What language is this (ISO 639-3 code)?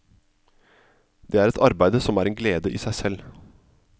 nor